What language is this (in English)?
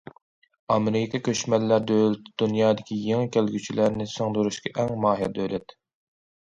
Uyghur